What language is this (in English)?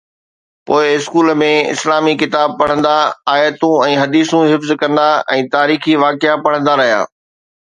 Sindhi